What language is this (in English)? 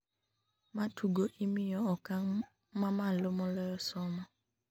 Luo (Kenya and Tanzania)